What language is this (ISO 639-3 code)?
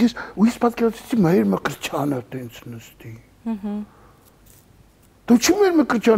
ron